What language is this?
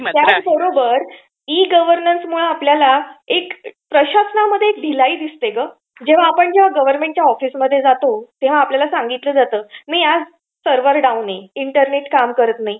Marathi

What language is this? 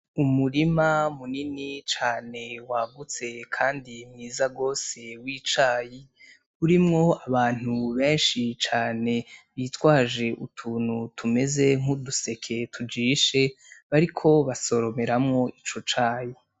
Rundi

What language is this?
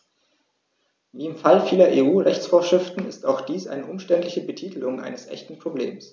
German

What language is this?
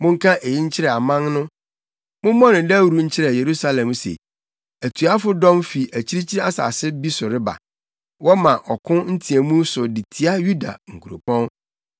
Akan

